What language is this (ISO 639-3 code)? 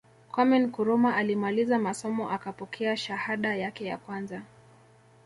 swa